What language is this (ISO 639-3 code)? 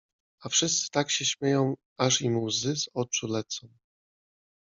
pol